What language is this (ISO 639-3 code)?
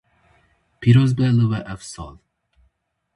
kur